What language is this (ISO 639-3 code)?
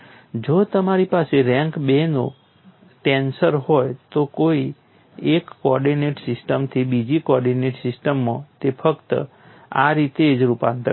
guj